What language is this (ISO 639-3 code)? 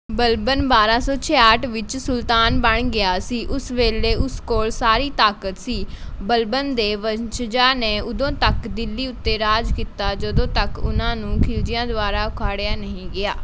pan